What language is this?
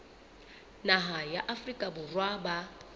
Southern Sotho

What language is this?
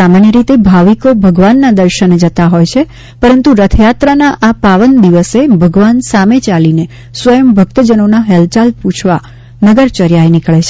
Gujarati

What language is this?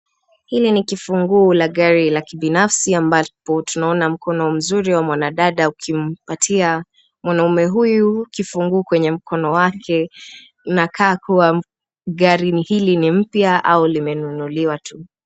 Swahili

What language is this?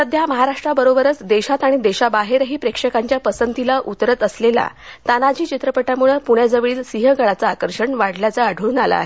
Marathi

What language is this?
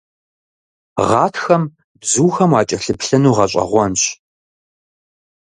Kabardian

